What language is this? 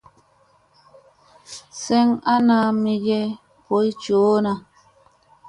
Musey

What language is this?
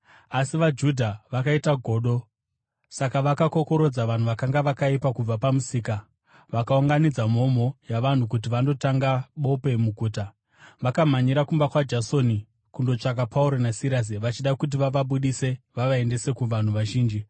Shona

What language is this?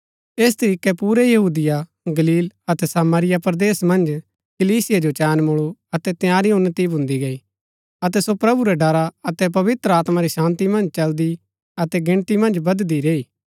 Gaddi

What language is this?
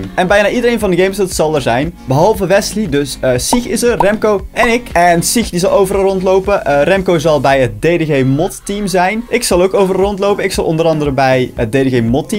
Dutch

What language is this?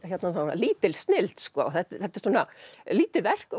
Icelandic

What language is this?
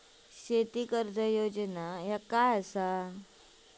Marathi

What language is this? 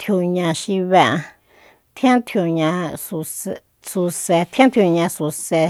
Soyaltepec Mazatec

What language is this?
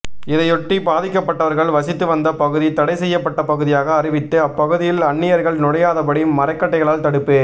Tamil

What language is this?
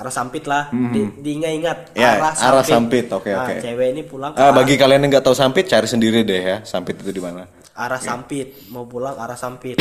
Indonesian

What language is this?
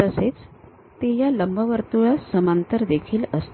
Marathi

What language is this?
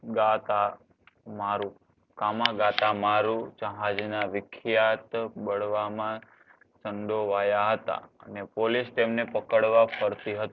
Gujarati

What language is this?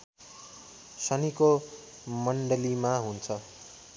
Nepali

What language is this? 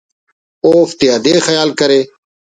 Brahui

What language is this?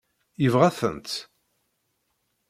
Kabyle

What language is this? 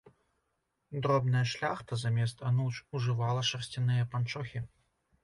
Belarusian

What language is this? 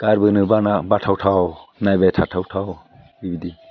Bodo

